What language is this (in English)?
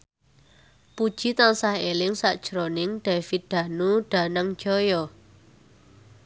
Javanese